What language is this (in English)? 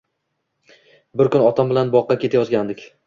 Uzbek